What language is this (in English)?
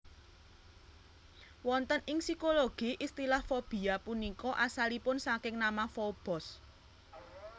Javanese